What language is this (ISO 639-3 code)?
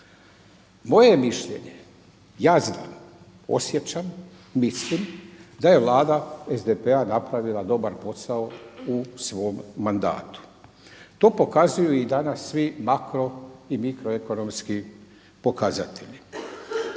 hrv